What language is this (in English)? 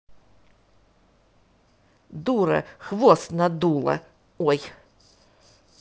Russian